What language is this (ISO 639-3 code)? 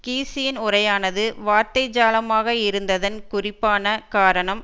tam